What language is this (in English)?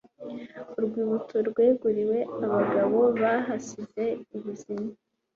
Kinyarwanda